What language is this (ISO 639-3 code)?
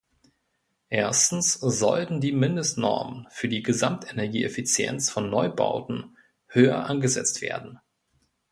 deu